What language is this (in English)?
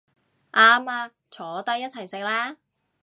Cantonese